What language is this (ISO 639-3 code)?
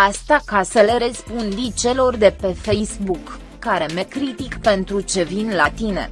ron